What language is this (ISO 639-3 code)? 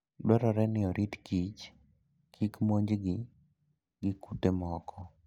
luo